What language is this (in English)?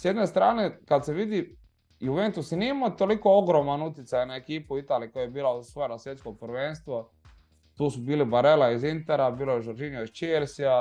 Croatian